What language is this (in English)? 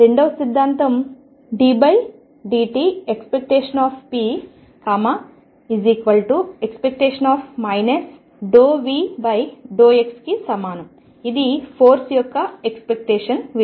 Telugu